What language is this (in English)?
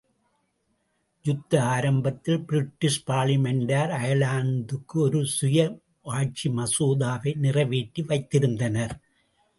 Tamil